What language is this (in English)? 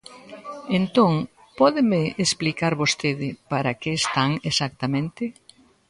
Galician